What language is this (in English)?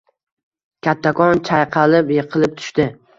Uzbek